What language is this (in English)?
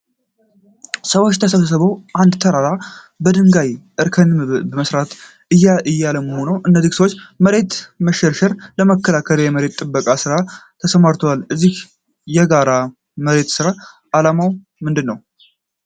Amharic